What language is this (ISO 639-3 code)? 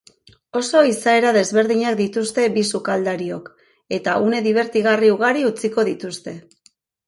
eus